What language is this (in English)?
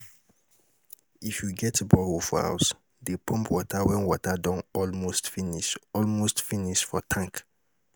Nigerian Pidgin